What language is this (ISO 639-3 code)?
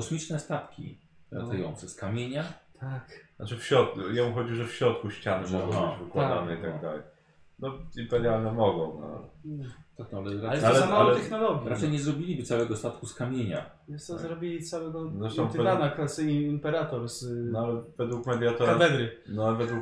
pol